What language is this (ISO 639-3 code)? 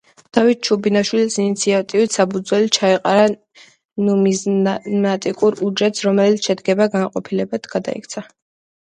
kat